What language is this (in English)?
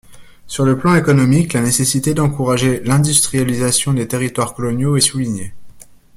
French